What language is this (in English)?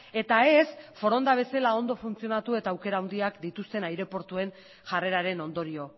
Basque